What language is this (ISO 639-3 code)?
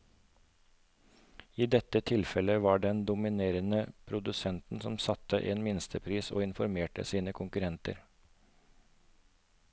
nor